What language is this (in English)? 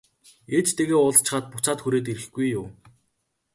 Mongolian